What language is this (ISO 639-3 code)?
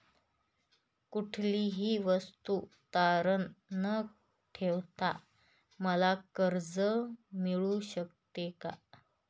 mar